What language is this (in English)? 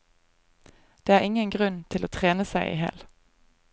Norwegian